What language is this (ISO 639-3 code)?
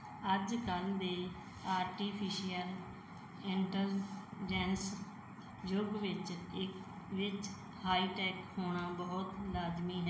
pan